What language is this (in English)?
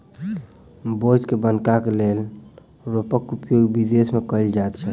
Maithili